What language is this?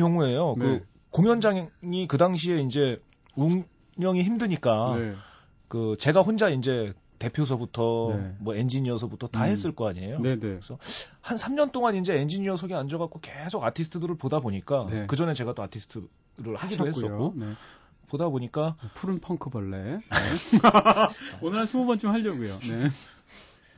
Korean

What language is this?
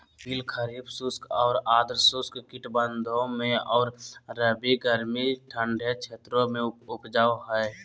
Magahi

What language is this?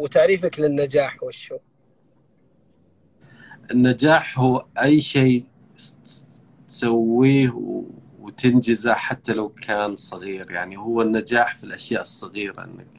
Arabic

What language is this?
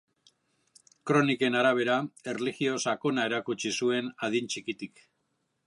Basque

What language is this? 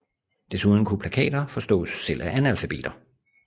Danish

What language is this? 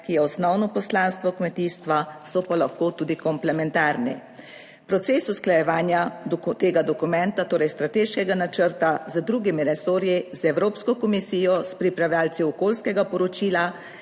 Slovenian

